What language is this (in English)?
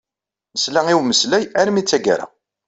Kabyle